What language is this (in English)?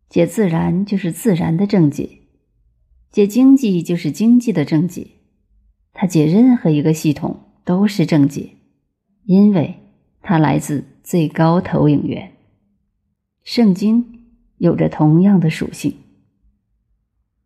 Chinese